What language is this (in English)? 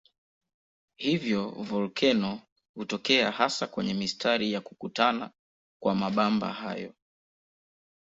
Swahili